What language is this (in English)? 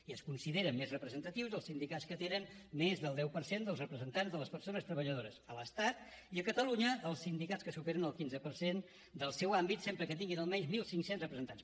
Catalan